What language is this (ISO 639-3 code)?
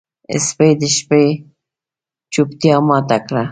pus